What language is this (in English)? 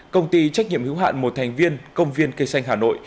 Vietnamese